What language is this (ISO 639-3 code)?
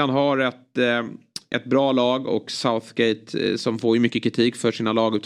swe